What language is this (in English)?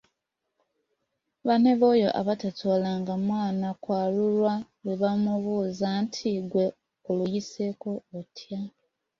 Ganda